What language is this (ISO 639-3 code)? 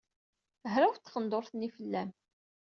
kab